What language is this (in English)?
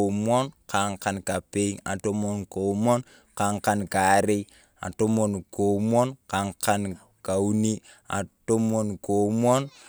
Turkana